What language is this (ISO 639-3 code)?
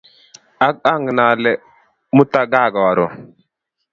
kln